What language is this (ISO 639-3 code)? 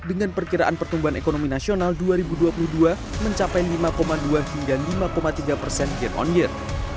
ind